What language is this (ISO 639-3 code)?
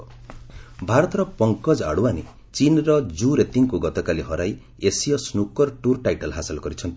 ori